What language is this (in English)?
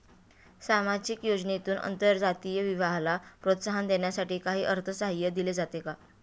Marathi